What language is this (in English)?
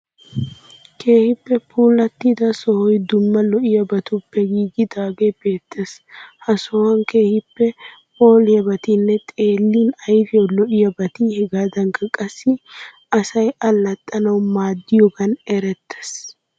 Wolaytta